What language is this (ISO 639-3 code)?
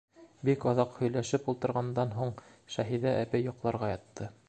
bak